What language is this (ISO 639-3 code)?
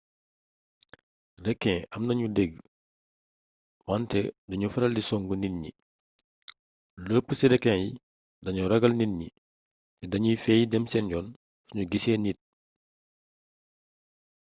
wol